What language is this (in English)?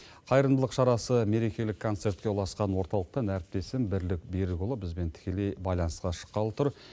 Kazakh